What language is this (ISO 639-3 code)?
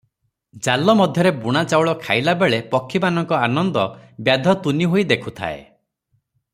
ori